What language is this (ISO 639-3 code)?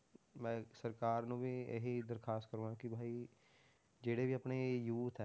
pan